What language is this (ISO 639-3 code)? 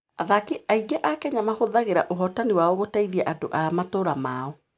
kik